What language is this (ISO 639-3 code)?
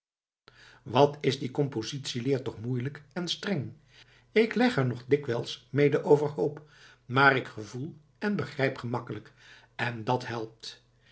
nld